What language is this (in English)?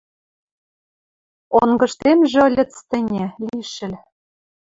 Western Mari